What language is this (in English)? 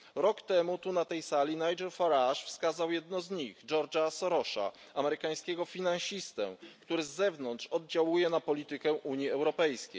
Polish